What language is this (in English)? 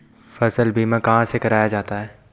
Hindi